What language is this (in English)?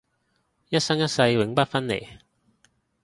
Cantonese